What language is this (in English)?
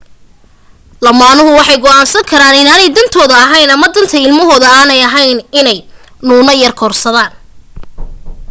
Somali